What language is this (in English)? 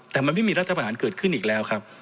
Thai